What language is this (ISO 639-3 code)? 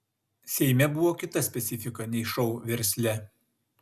lit